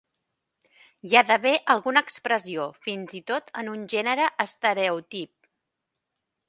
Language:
Catalan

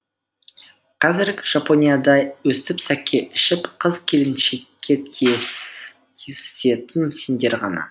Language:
Kazakh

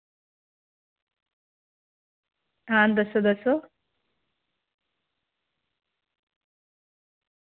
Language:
Dogri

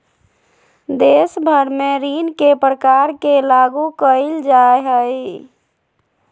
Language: Magahi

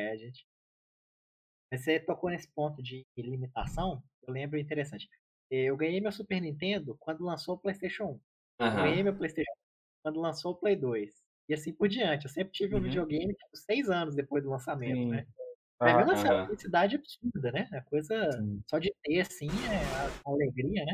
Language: Portuguese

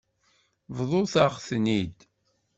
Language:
Kabyle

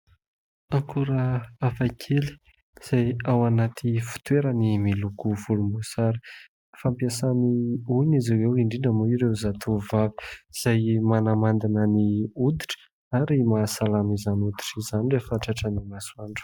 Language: Malagasy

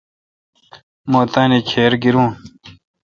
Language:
Kalkoti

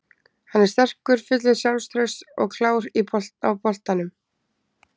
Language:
Icelandic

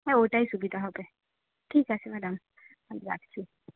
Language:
Bangla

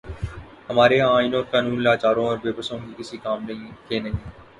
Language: Urdu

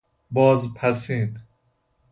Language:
Persian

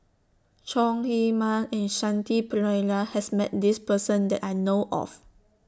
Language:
English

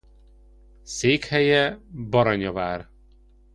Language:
Hungarian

